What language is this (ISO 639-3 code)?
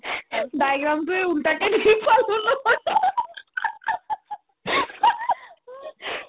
asm